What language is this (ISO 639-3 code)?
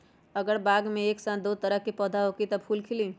mag